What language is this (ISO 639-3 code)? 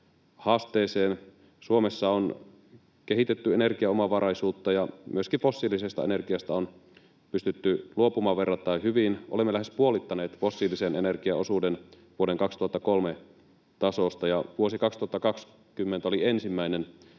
fin